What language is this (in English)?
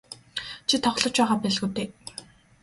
Mongolian